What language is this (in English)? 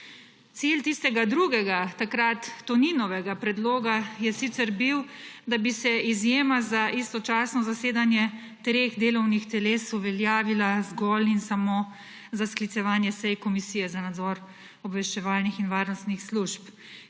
Slovenian